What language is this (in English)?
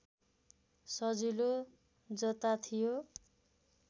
Nepali